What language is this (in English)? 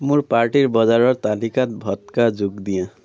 Assamese